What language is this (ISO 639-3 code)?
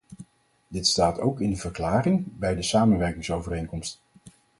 nld